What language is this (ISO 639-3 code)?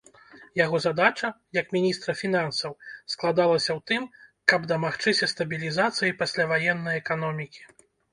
bel